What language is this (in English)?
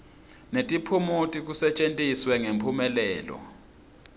Swati